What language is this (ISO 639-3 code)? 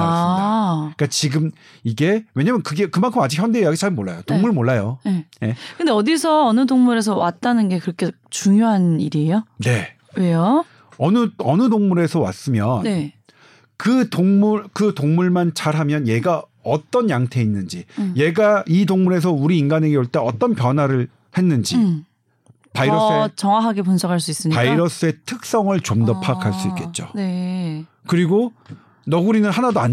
kor